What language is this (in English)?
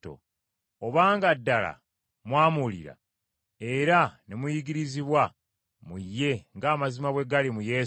Ganda